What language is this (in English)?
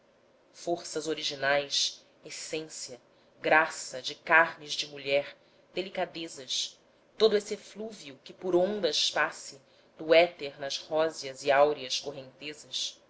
Portuguese